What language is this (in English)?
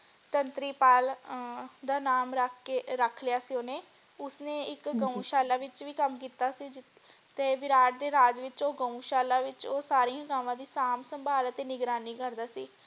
Punjabi